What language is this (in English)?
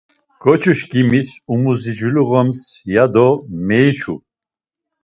Laz